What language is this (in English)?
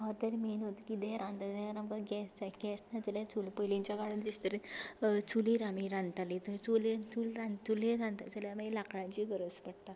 Konkani